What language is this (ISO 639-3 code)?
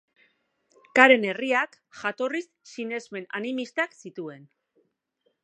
eus